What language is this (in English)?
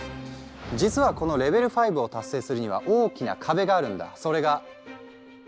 Japanese